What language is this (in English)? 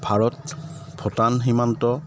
Assamese